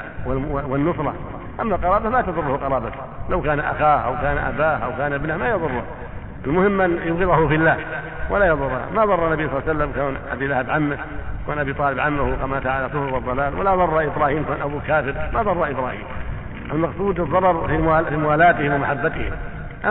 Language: Arabic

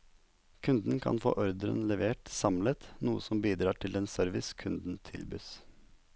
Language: Norwegian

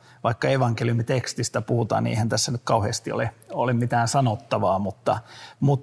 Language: Finnish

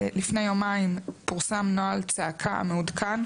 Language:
Hebrew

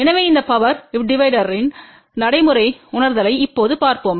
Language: Tamil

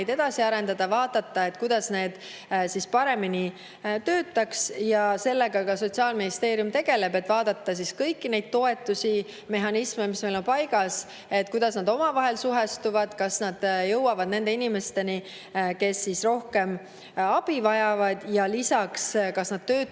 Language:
Estonian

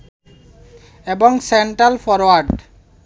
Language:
Bangla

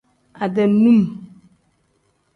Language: Tem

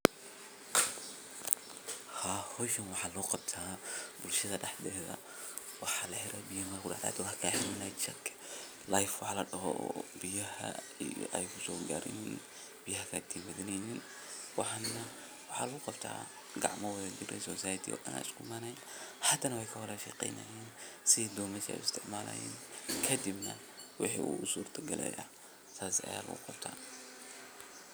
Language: Somali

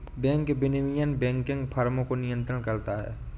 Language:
Hindi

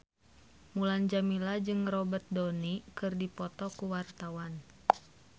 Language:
Sundanese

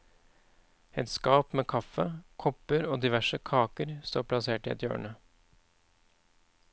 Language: Norwegian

